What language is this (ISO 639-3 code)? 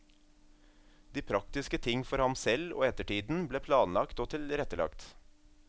nor